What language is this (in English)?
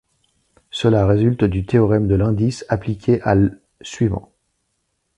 French